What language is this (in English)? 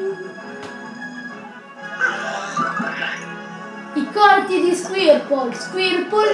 Italian